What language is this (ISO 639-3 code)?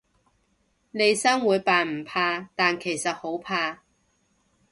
yue